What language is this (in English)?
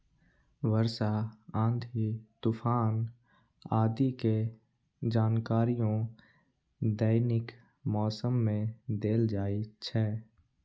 Maithili